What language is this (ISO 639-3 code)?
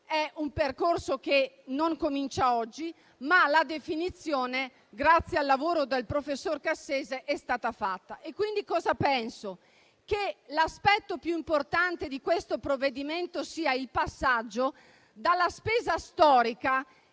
ita